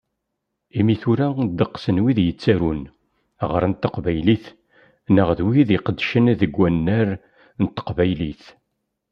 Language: Kabyle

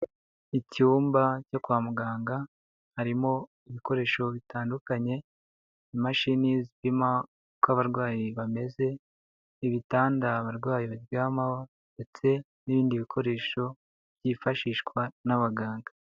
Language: Kinyarwanda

